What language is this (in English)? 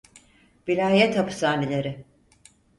Turkish